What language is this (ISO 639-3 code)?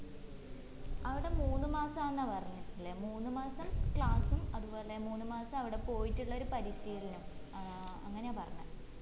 mal